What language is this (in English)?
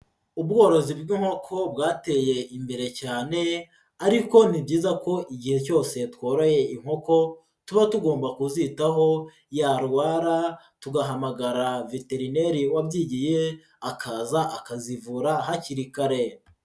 Kinyarwanda